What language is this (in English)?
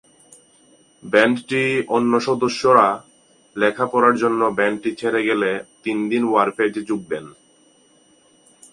Bangla